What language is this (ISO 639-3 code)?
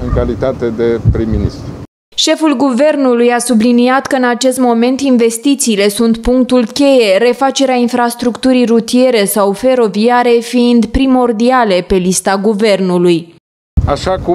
ron